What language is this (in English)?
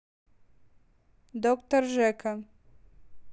Russian